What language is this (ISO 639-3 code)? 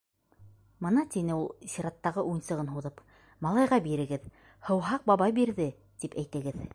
bak